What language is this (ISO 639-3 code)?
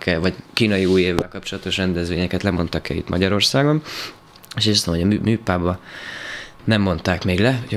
hun